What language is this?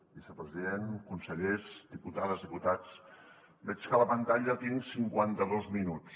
Catalan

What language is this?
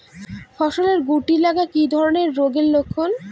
Bangla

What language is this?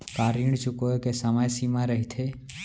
Chhattisgarhi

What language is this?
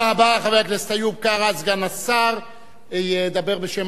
Hebrew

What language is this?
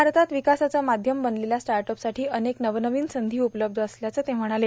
Marathi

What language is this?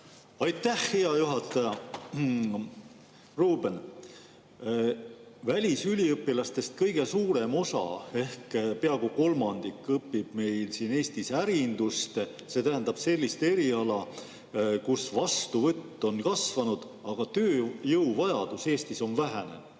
Estonian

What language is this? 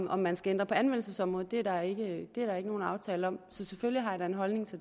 Danish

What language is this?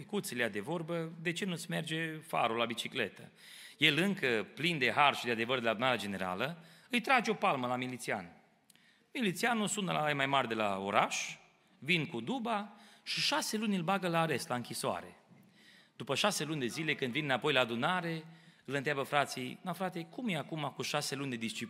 Romanian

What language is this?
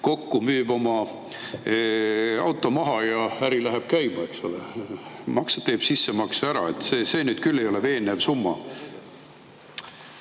Estonian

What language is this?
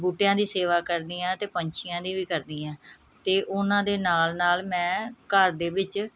Punjabi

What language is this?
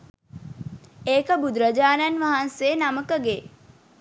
Sinhala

